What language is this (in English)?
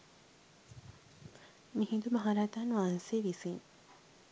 Sinhala